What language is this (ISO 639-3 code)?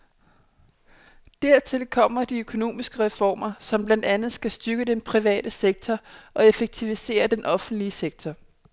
dan